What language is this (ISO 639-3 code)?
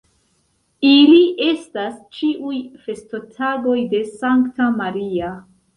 epo